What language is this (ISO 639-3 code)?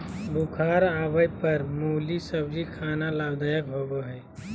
mag